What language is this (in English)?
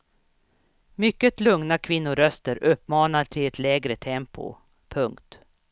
Swedish